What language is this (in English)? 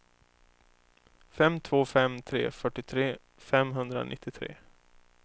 Swedish